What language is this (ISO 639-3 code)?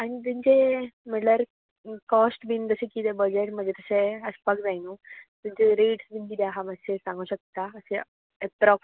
kok